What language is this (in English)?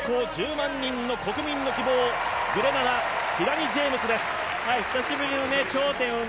Japanese